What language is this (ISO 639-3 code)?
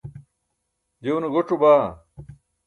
bsk